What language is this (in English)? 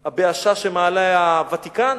Hebrew